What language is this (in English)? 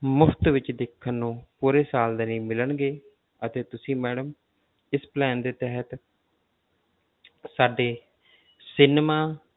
Punjabi